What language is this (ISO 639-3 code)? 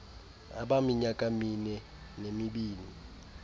xho